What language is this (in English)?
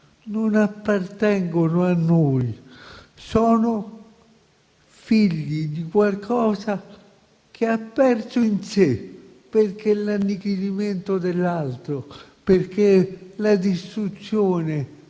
Italian